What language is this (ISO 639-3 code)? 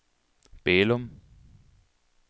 dan